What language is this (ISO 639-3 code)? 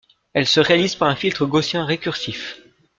fra